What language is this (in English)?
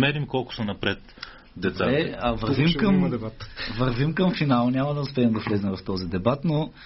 Bulgarian